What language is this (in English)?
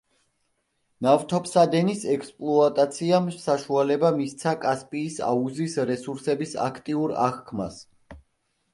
Georgian